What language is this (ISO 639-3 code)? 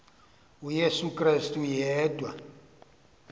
xho